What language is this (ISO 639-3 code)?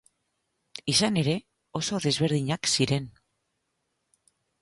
eus